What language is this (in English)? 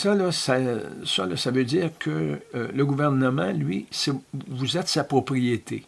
French